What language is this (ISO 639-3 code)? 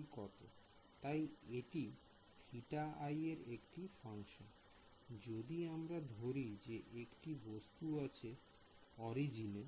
ben